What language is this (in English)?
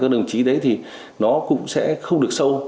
Vietnamese